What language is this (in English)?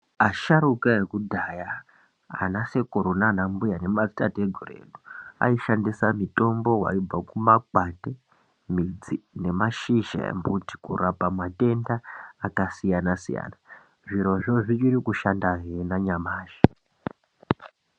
Ndau